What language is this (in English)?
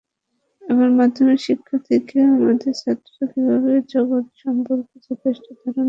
Bangla